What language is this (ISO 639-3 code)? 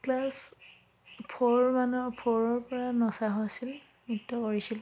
asm